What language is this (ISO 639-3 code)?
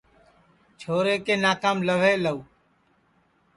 ssi